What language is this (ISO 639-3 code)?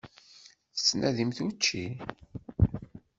kab